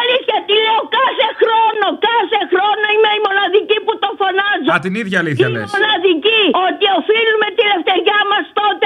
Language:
Greek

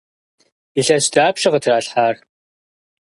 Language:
Kabardian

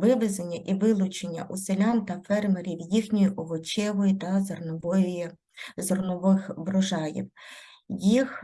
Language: Ukrainian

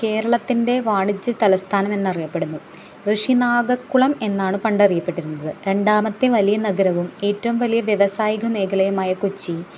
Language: Malayalam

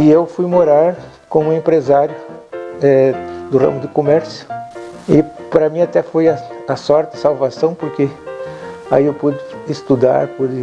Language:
Portuguese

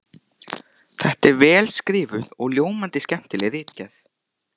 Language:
Icelandic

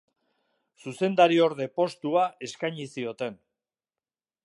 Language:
Basque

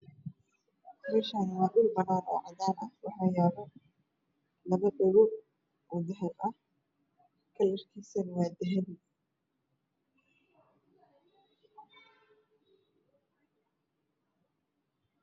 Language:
Somali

